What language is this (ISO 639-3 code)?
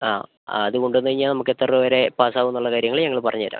mal